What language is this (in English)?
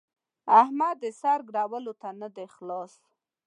Pashto